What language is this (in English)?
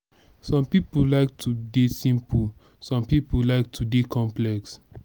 Nigerian Pidgin